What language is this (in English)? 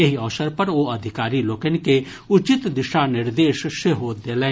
Maithili